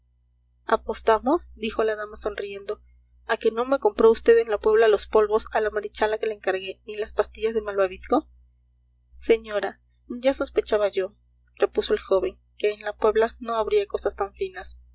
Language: Spanish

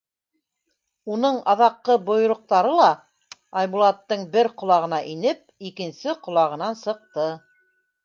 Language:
Bashkir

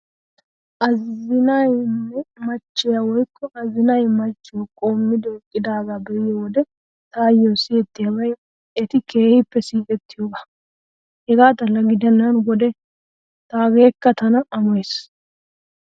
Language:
Wolaytta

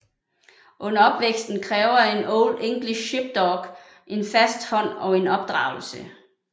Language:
Danish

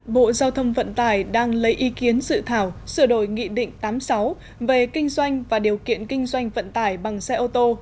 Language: Vietnamese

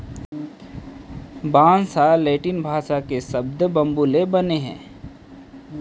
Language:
Chhattisgarhi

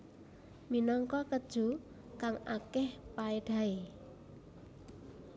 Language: Javanese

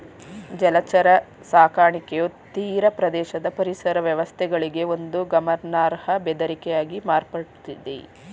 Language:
Kannada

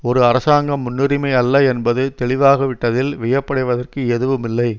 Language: Tamil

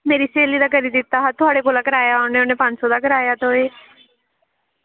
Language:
Dogri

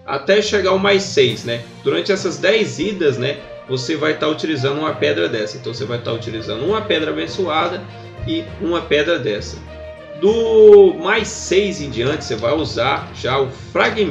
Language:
Portuguese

